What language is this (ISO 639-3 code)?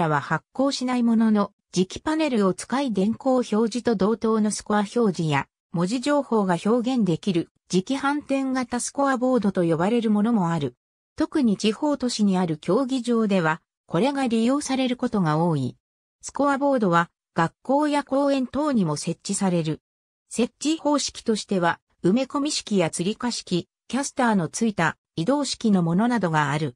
jpn